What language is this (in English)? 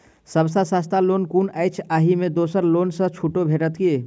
Maithili